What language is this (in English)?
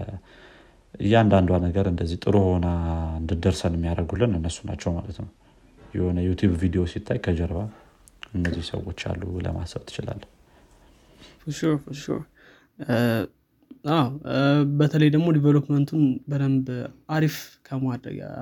Amharic